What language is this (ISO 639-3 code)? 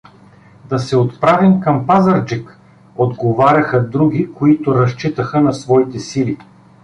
bul